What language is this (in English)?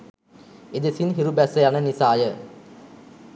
Sinhala